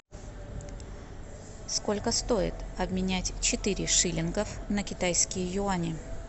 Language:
Russian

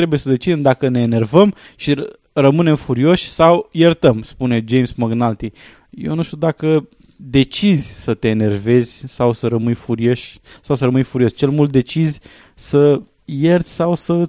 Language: Romanian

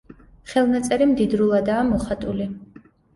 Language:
Georgian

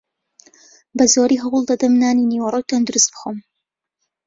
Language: Central Kurdish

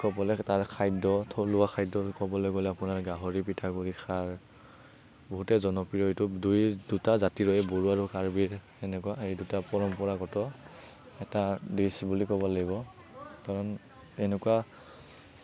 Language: Assamese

